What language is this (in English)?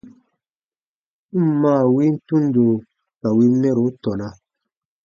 Baatonum